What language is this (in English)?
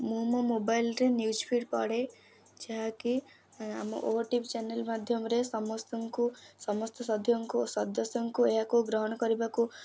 Odia